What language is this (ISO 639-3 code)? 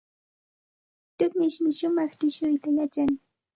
qxt